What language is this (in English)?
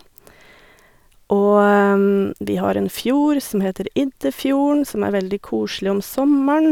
Norwegian